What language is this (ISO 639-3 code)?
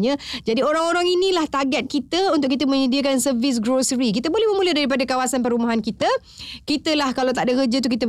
msa